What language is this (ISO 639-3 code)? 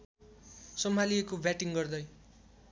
nep